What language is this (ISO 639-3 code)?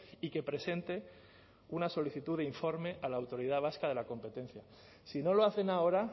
spa